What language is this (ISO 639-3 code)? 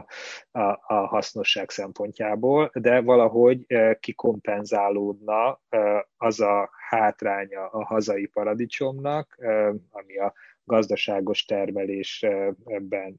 hun